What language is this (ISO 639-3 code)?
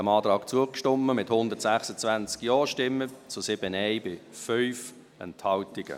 gsw